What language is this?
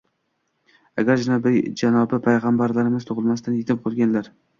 Uzbek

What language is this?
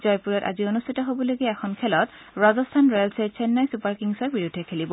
Assamese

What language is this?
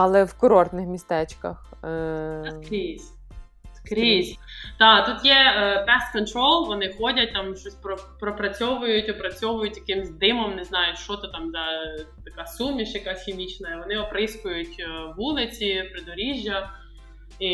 Ukrainian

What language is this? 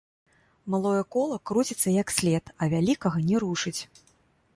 Belarusian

